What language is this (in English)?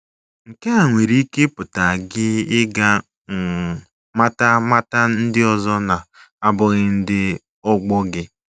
Igbo